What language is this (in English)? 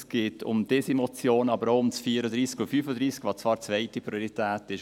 Swiss German